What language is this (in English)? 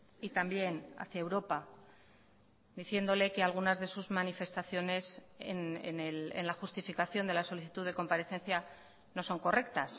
Spanish